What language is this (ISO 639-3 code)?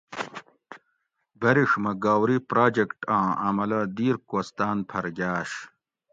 gwc